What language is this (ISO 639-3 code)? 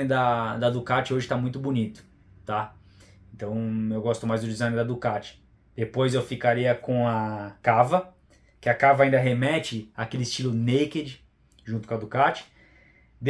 por